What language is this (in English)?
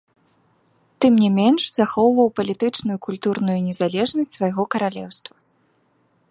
Belarusian